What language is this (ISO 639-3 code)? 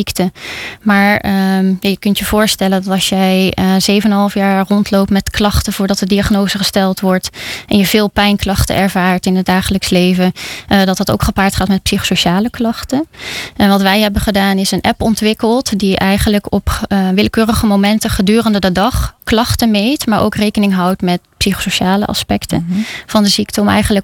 nld